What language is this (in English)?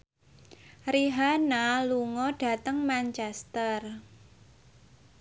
Javanese